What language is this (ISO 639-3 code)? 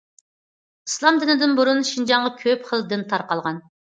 uig